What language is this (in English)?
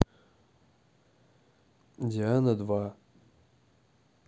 Russian